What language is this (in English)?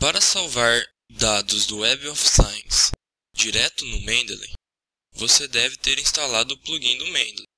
Portuguese